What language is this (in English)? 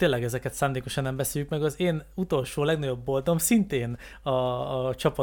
Hungarian